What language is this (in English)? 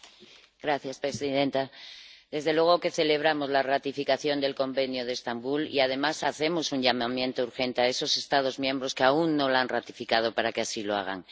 Spanish